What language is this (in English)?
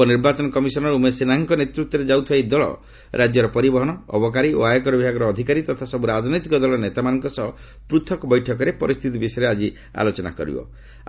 Odia